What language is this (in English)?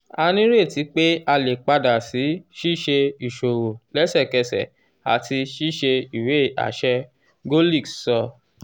Yoruba